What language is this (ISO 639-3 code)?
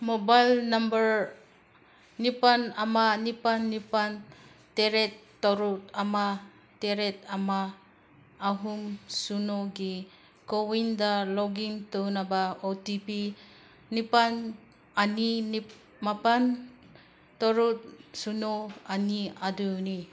mni